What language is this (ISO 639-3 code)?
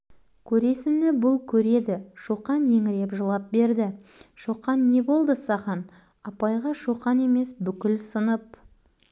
kaz